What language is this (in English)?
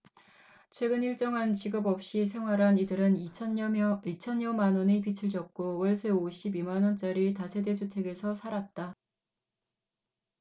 Korean